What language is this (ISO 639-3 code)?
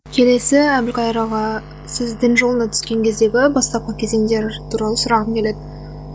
kaz